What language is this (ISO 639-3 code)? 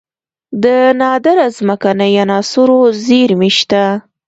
pus